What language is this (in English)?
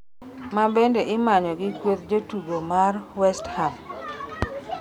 Luo (Kenya and Tanzania)